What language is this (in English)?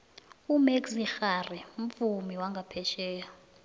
South Ndebele